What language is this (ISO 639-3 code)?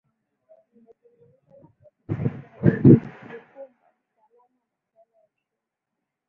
swa